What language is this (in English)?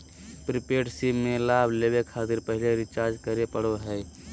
Magahi